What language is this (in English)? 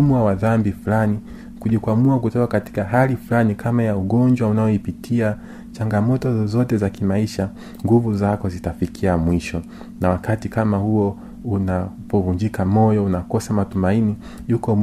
Swahili